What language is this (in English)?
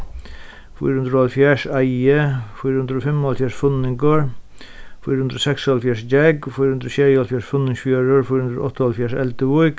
Faroese